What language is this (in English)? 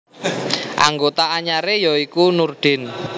Javanese